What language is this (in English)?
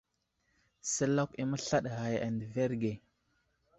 Wuzlam